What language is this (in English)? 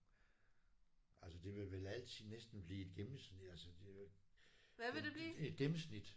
Danish